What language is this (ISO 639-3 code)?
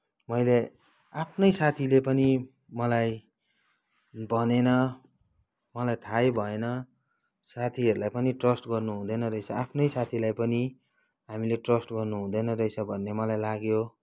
nep